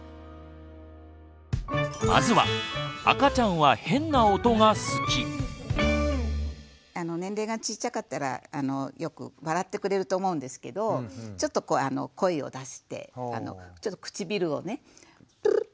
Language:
Japanese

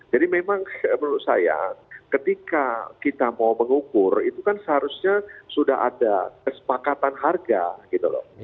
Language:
Indonesian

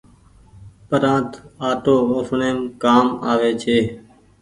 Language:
Goaria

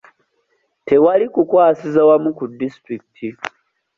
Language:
Ganda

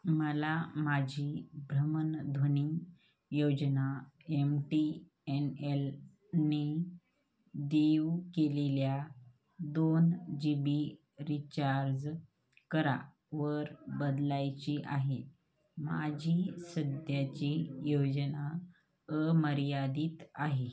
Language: Marathi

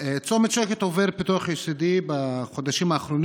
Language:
Hebrew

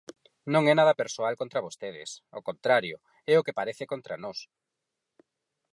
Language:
Galician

